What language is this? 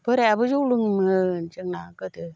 Bodo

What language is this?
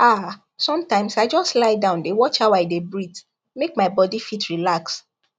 Nigerian Pidgin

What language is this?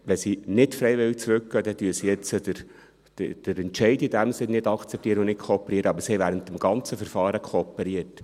Swiss German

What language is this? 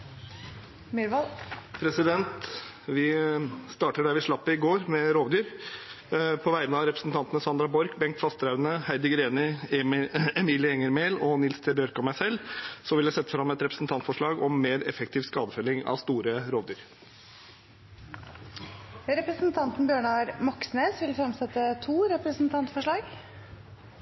Norwegian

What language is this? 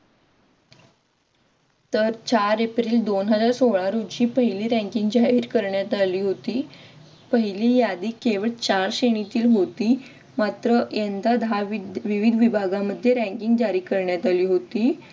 Marathi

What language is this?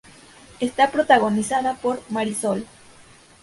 Spanish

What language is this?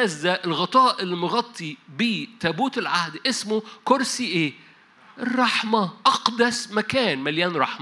Arabic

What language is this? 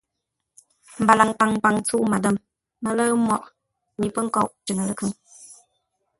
Ngombale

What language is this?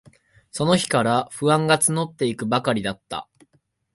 Japanese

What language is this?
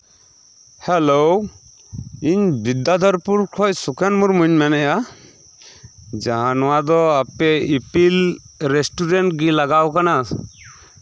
Santali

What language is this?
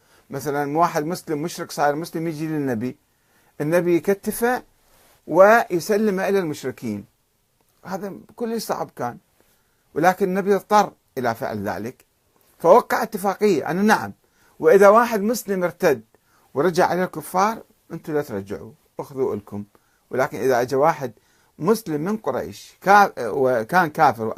Arabic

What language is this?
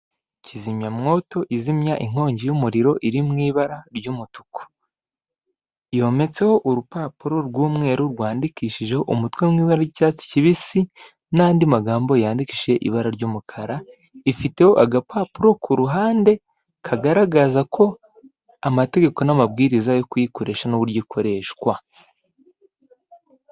Kinyarwanda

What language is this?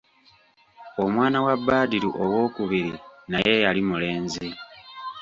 Ganda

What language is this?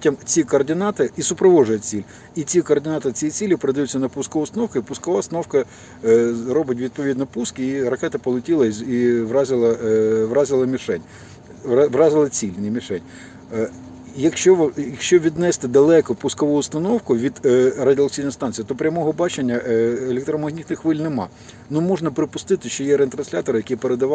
Ukrainian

